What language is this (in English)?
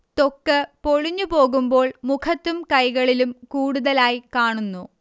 Malayalam